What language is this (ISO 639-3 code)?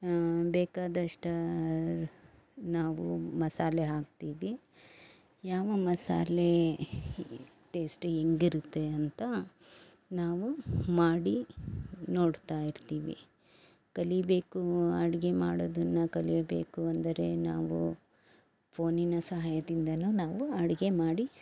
kan